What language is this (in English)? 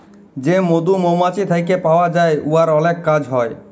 Bangla